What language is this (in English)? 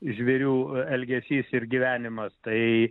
Lithuanian